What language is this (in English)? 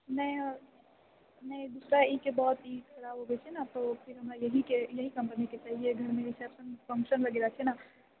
Maithili